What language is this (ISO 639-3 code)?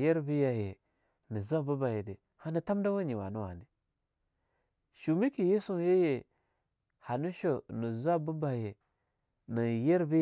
lnu